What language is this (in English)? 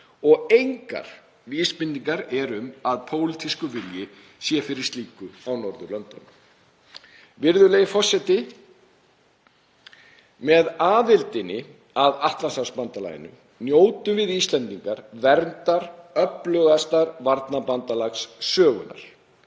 Icelandic